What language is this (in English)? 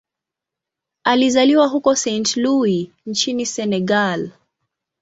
Swahili